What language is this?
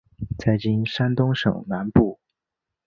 Chinese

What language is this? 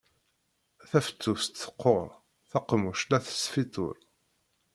Kabyle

